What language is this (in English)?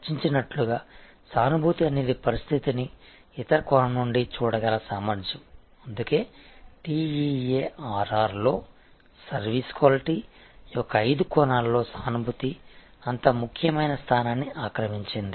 Telugu